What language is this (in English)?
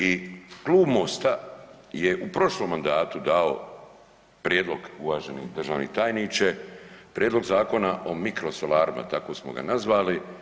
Croatian